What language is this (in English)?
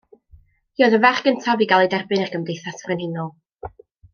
Welsh